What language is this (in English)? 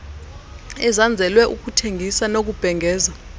Xhosa